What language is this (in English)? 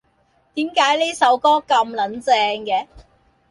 Cantonese